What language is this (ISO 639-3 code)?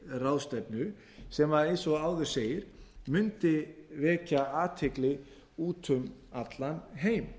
isl